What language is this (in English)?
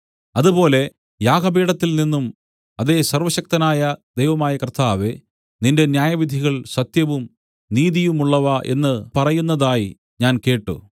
Malayalam